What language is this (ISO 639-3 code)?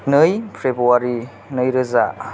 brx